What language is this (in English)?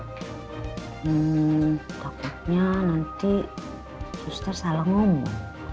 Indonesian